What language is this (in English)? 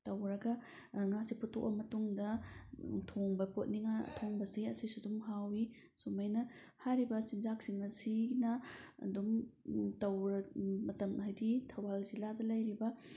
Manipuri